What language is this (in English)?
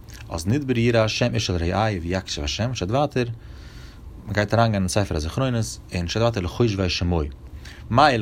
Hebrew